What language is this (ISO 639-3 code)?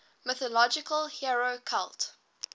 eng